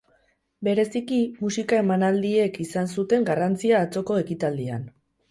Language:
Basque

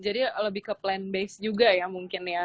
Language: Indonesian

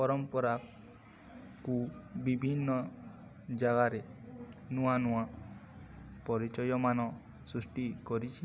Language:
Odia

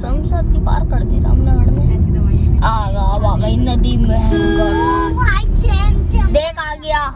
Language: Hindi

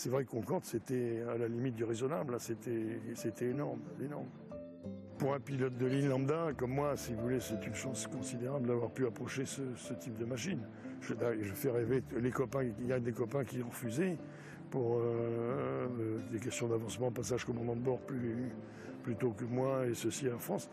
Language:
French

